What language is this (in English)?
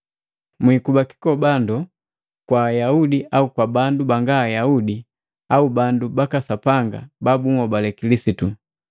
Matengo